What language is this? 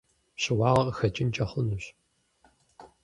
Kabardian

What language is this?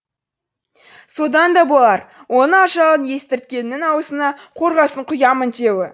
Kazakh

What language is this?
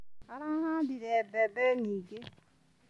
Kikuyu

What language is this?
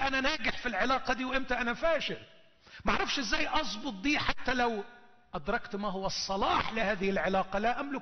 Arabic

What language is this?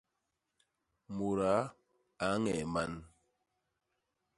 Basaa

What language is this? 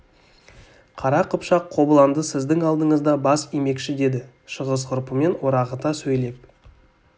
Kazakh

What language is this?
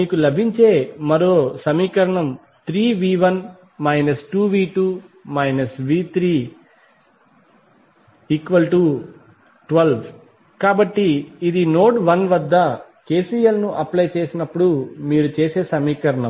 Telugu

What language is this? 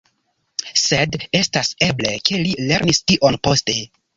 Esperanto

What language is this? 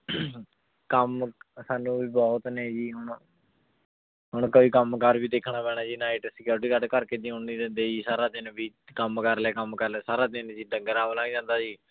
Punjabi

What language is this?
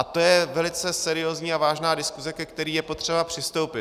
Czech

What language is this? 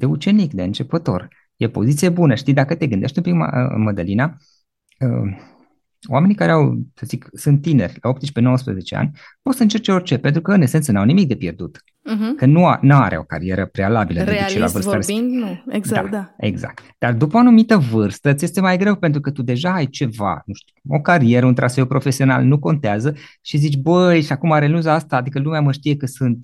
Romanian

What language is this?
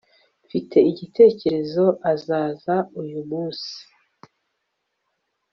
Kinyarwanda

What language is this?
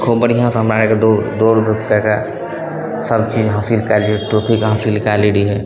Maithili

